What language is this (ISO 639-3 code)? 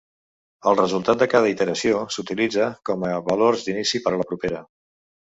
cat